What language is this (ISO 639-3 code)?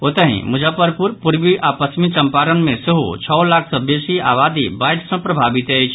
mai